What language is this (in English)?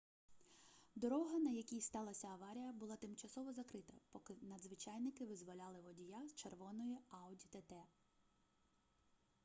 Ukrainian